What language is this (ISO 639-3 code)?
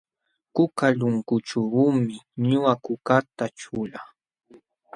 qxw